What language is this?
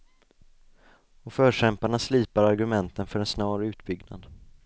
Swedish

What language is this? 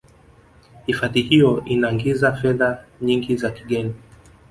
Swahili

